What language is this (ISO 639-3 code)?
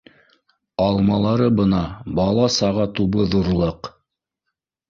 bak